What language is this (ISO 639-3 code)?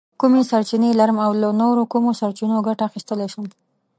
pus